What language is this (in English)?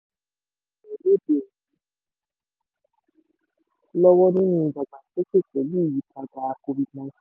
Yoruba